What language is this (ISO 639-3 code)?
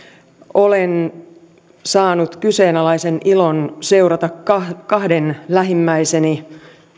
fin